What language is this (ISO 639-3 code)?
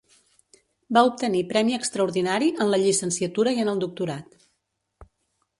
cat